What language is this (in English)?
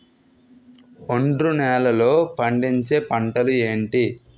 Telugu